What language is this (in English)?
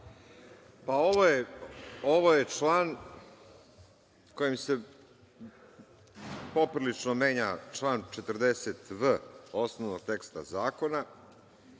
Serbian